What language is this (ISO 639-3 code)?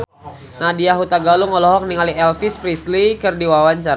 sun